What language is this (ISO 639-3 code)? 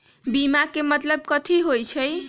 mag